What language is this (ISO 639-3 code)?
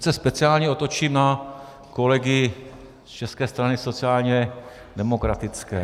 ces